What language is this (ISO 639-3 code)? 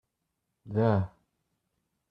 kab